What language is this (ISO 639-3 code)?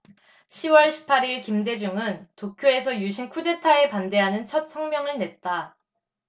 kor